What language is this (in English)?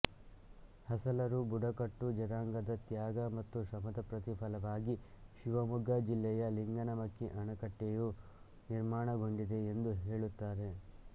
Kannada